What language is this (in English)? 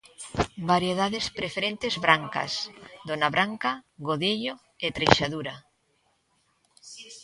Galician